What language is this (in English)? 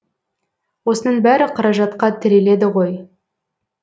Kazakh